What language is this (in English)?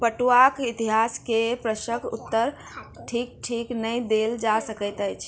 Maithili